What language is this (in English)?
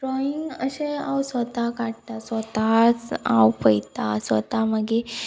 Konkani